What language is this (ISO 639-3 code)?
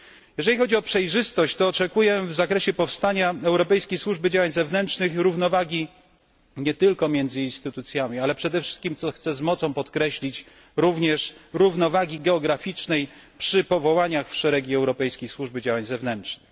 pol